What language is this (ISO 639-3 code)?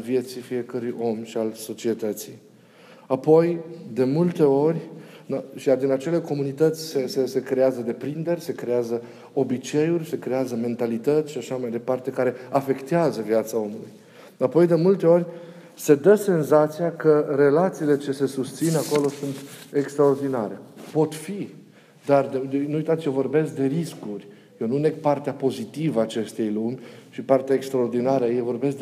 ron